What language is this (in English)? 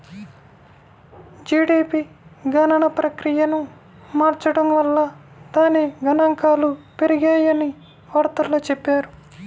Telugu